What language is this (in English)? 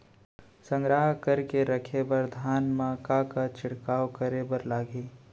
Chhattisgarhi